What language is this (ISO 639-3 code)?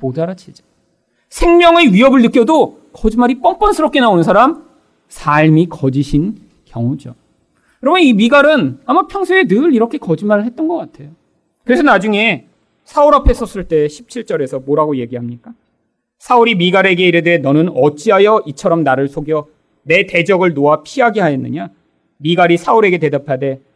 kor